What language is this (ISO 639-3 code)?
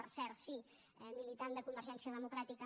cat